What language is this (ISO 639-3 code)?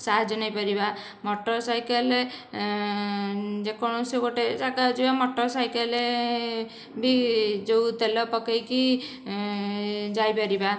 ori